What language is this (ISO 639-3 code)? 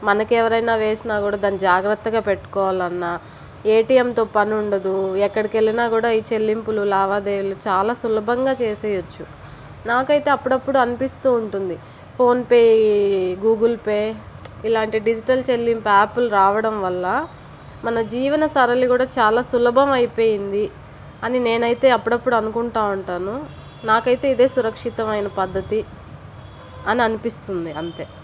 tel